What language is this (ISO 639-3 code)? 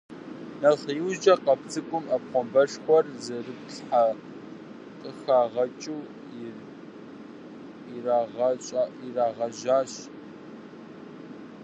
kbd